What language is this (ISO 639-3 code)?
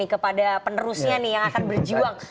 ind